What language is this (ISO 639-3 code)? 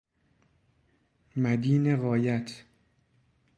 fas